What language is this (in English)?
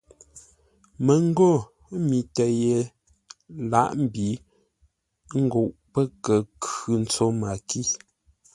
Ngombale